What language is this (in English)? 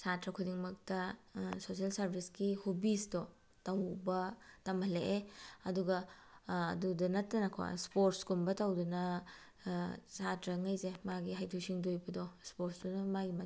Manipuri